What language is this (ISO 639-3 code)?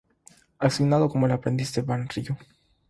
spa